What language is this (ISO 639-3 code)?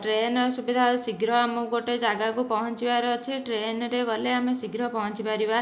ori